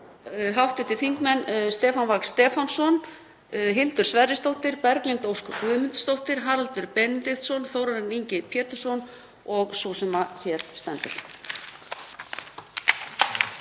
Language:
Icelandic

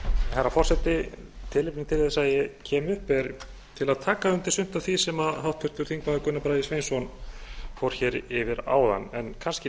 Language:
Icelandic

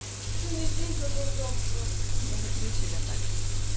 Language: Russian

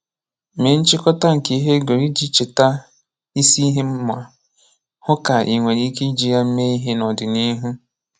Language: Igbo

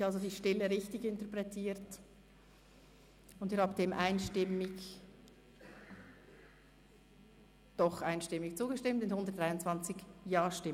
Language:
Swiss German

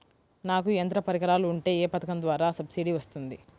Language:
Telugu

